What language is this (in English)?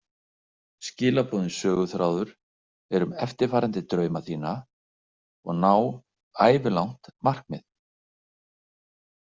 Icelandic